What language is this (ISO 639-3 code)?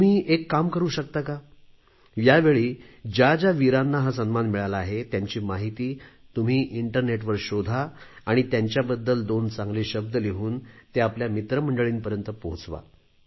mar